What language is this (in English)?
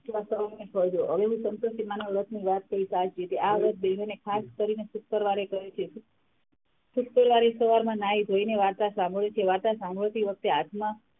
Gujarati